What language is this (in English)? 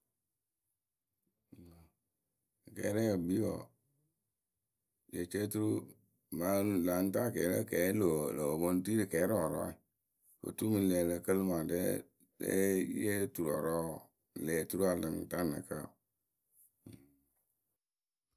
Akebu